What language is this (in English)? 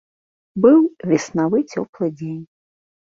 Belarusian